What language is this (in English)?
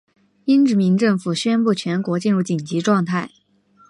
Chinese